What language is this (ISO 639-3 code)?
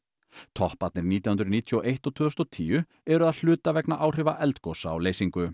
isl